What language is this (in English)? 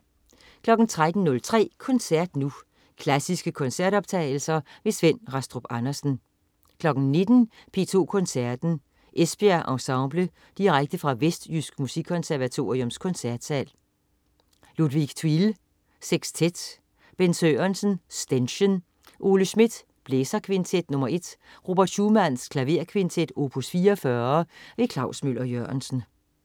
Danish